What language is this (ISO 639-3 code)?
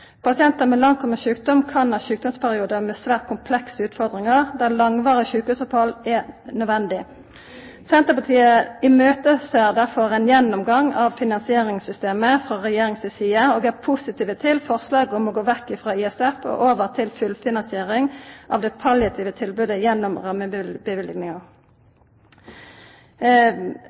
nno